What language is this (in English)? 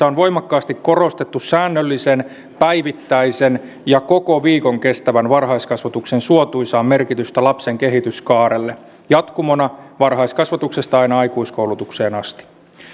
Finnish